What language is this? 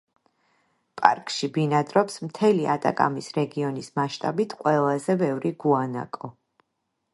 Georgian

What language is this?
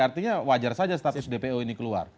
Indonesian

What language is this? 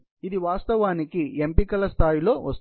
Telugu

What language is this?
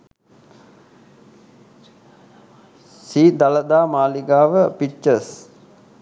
Sinhala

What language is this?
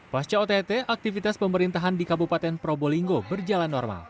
Indonesian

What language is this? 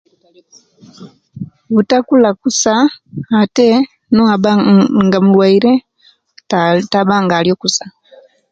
Kenyi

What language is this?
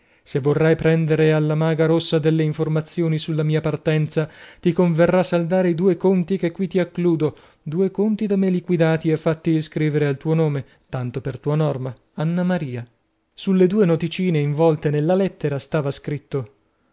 Italian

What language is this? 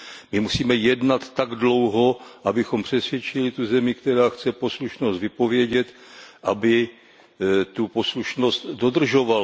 Czech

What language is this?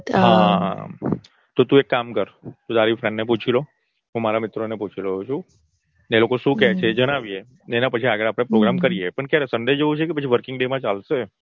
Gujarati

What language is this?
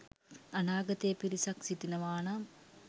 Sinhala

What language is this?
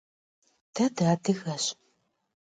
Kabardian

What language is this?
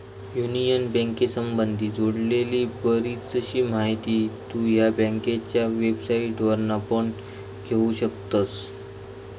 Marathi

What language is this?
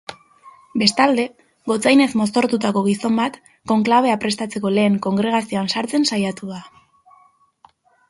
Basque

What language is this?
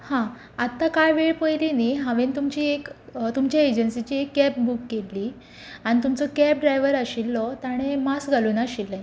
Konkani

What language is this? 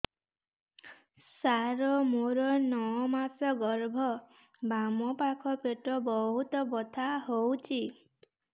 Odia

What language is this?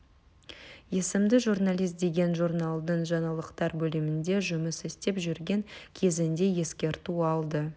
Kazakh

